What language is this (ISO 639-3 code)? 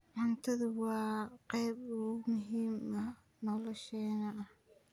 som